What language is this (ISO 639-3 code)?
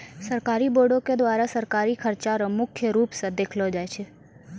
mai